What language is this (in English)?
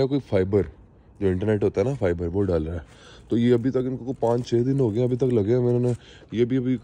Hindi